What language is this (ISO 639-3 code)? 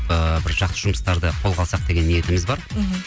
kaz